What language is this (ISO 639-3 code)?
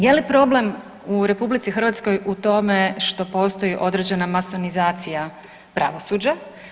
hrv